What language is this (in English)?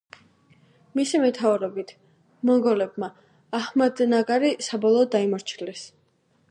Georgian